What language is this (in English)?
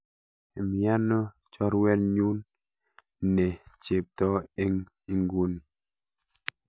Kalenjin